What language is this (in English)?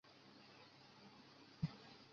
Chinese